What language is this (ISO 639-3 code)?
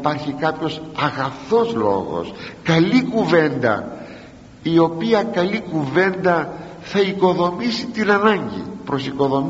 ell